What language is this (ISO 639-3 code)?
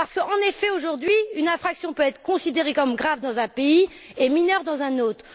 fra